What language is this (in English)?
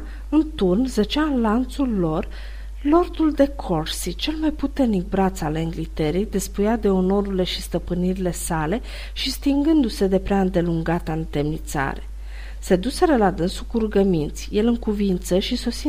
Romanian